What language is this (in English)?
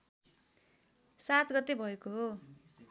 Nepali